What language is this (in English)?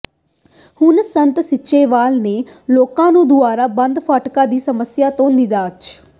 Punjabi